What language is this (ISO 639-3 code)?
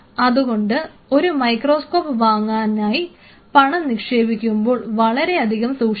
mal